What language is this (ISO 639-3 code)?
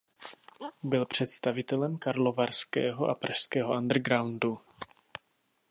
ces